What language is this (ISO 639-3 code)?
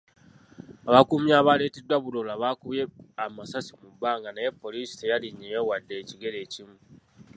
lug